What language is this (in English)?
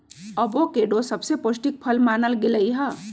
Magahi